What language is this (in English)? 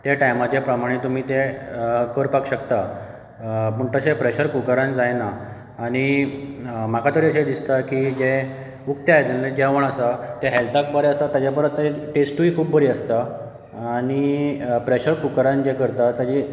Konkani